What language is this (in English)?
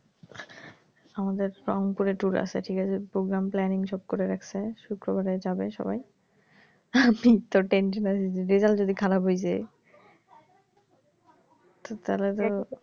Bangla